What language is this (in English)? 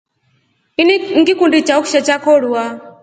Rombo